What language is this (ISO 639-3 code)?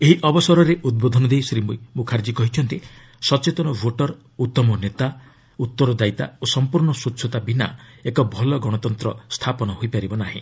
ori